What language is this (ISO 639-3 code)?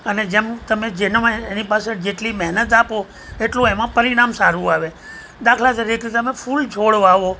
guj